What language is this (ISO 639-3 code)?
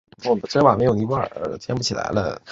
zho